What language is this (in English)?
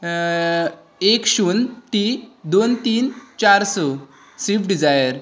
Konkani